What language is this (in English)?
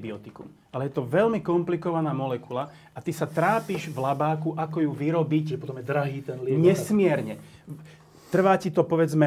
Slovak